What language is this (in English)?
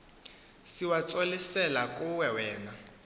Xhosa